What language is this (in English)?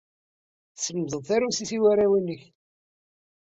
Kabyle